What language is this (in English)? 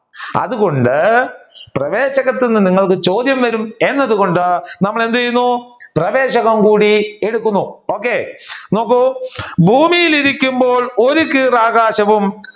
Malayalam